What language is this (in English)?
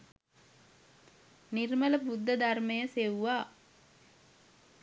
Sinhala